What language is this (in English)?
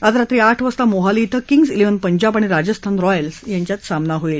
Marathi